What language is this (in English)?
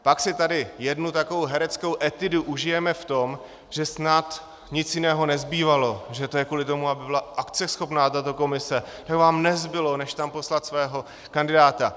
Czech